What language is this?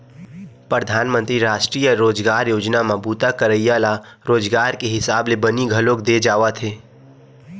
Chhattisgarhi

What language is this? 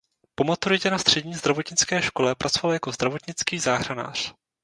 Czech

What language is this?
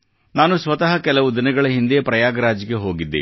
Kannada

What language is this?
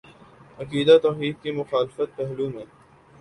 Urdu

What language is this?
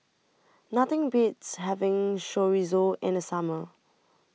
English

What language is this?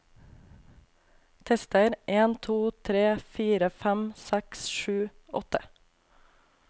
Norwegian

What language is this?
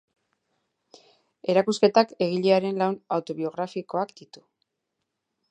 Basque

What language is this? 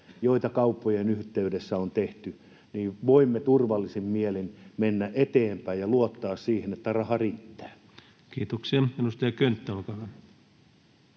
Finnish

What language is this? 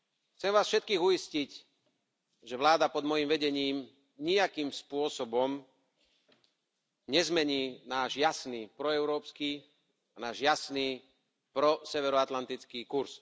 Slovak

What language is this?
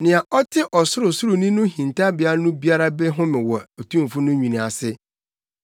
Akan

